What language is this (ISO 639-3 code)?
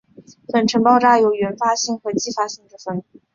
zho